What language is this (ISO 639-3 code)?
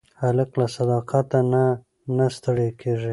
pus